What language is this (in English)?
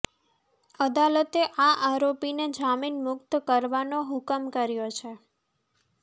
Gujarati